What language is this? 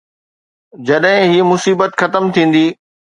Sindhi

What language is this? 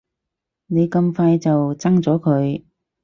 Cantonese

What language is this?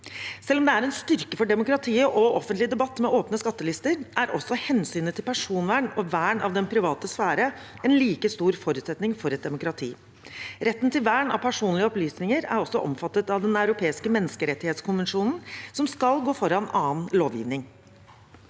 Norwegian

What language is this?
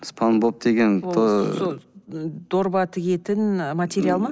Kazakh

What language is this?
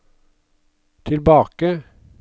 Norwegian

